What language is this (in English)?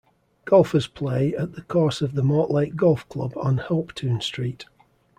English